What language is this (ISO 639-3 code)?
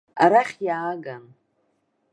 abk